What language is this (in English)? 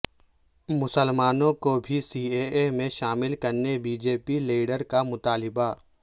Urdu